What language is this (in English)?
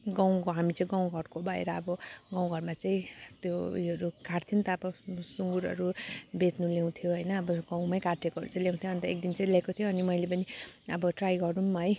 Nepali